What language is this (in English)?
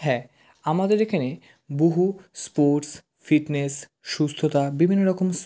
Bangla